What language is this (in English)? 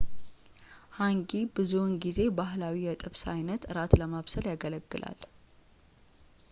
Amharic